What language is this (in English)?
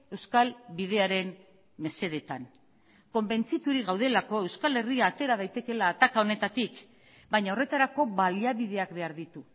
Basque